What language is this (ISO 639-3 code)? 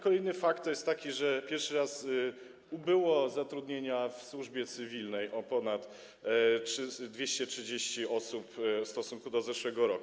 pol